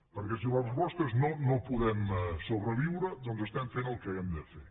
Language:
Catalan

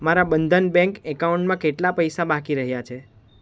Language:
Gujarati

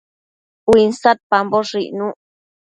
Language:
Matsés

